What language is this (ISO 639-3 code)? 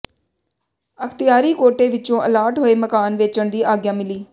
pan